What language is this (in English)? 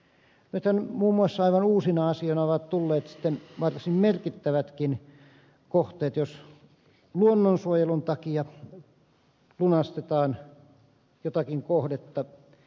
Finnish